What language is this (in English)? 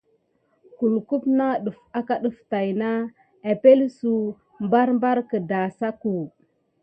Gidar